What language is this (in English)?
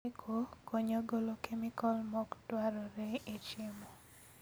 Luo (Kenya and Tanzania)